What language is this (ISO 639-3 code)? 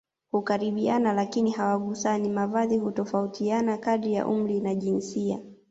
swa